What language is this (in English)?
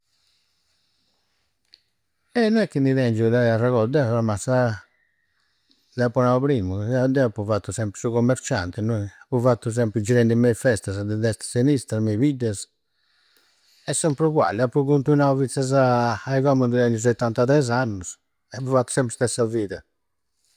Campidanese Sardinian